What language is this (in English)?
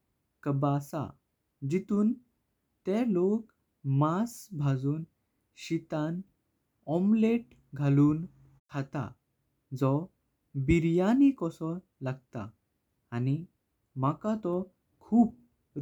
Konkani